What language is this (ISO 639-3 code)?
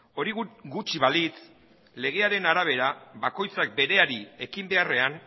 eus